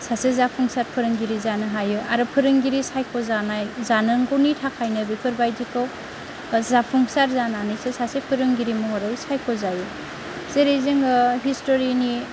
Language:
Bodo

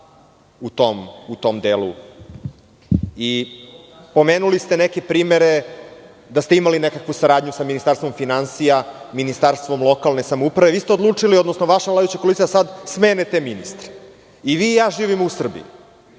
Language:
Serbian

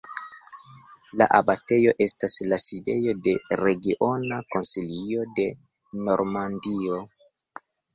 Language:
Esperanto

